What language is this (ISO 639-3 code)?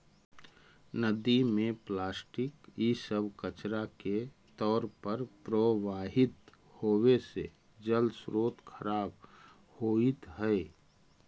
mag